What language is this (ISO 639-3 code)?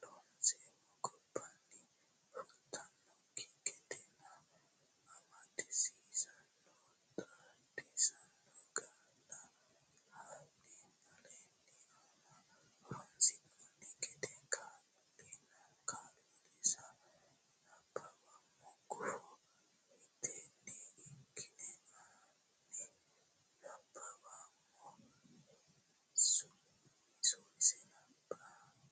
sid